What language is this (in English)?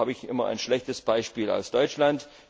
German